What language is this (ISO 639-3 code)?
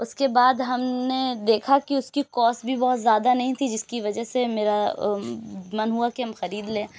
urd